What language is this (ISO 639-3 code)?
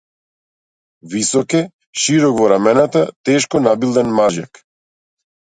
mkd